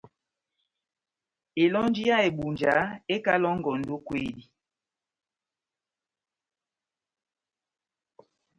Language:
Batanga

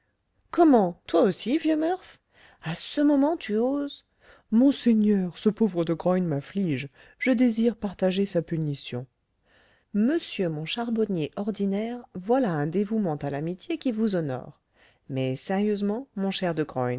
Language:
French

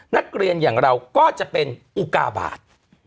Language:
Thai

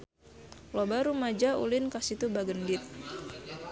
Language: Sundanese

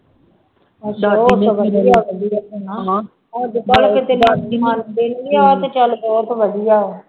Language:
Punjabi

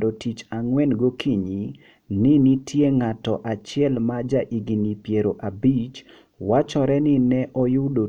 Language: Luo (Kenya and Tanzania)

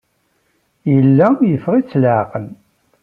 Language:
Kabyle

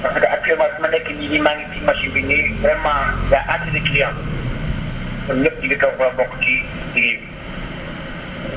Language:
Wolof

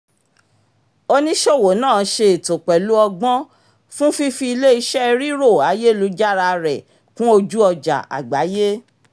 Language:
Yoruba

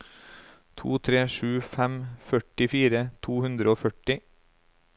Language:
Norwegian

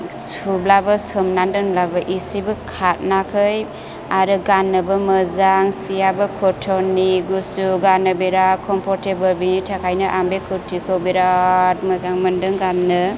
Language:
Bodo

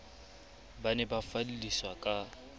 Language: Southern Sotho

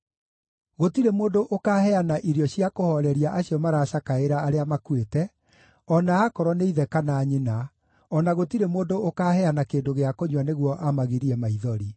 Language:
Kikuyu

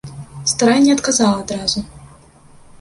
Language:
Belarusian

